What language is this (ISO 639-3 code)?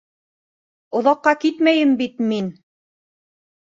bak